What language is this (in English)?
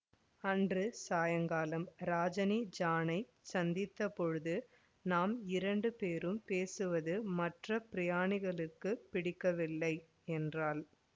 Tamil